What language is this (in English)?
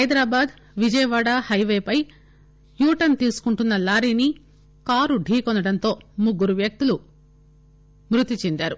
Telugu